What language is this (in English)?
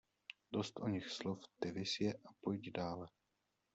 Czech